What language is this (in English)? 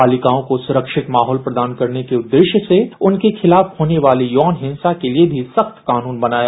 Hindi